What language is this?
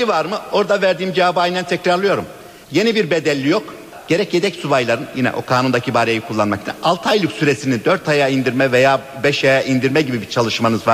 Turkish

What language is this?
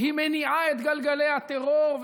Hebrew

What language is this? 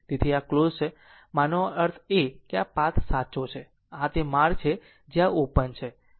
Gujarati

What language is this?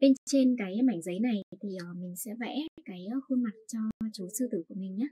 Vietnamese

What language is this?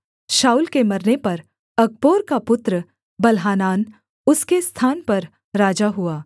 Hindi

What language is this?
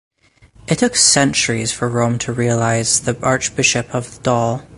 English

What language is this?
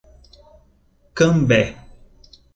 Portuguese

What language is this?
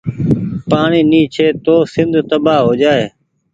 Goaria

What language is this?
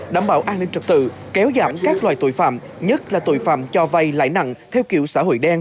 Vietnamese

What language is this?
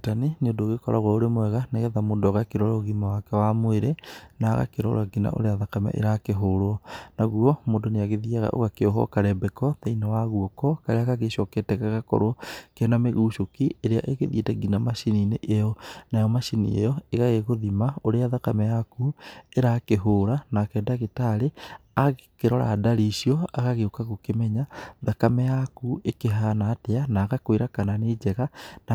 Kikuyu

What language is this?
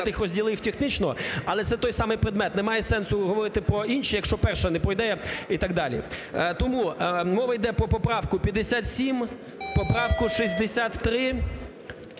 Ukrainian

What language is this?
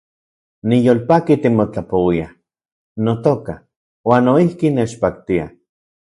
Central Puebla Nahuatl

